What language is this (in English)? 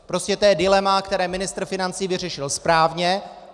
Czech